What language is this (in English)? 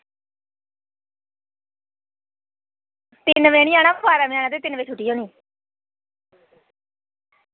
Dogri